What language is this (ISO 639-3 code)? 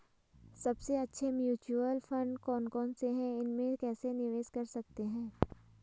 hin